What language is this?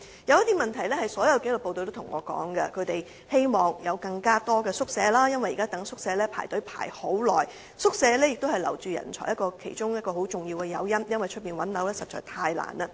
Cantonese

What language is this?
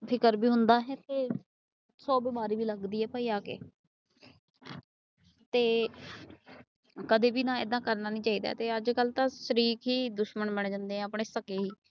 Punjabi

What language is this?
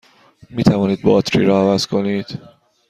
Persian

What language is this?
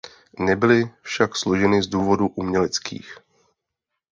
Czech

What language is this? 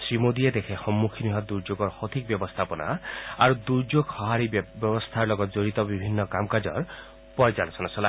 Assamese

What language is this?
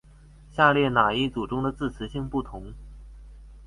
Chinese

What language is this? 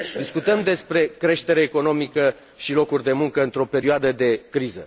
Romanian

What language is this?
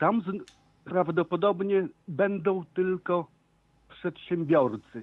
Polish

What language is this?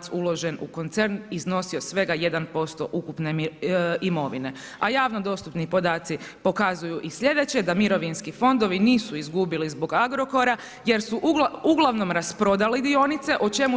Croatian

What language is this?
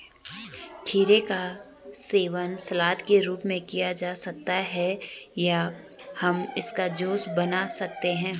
Hindi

